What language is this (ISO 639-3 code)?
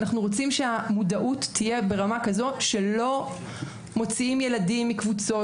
heb